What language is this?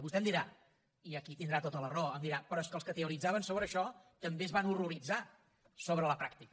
Catalan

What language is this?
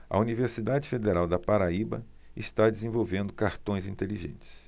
Portuguese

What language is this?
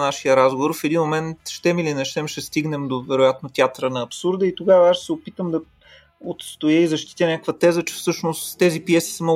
Bulgarian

